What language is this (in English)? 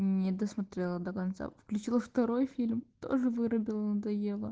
Russian